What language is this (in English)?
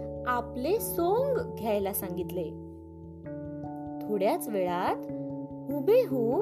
Marathi